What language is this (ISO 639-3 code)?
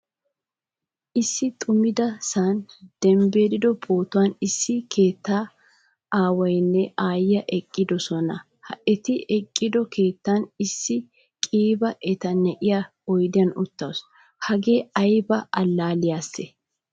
wal